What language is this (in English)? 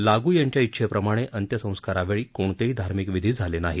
Marathi